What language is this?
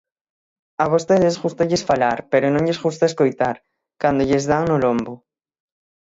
Galician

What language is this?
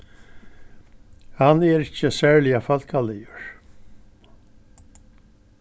Faroese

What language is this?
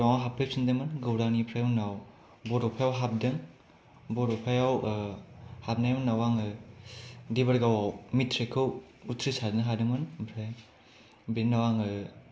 Bodo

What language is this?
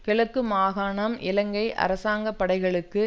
Tamil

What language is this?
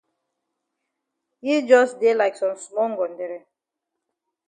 Cameroon Pidgin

